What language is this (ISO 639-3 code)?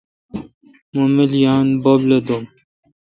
xka